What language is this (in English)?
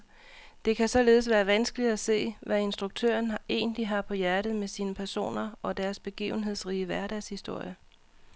Danish